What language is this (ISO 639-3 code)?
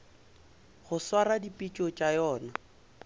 nso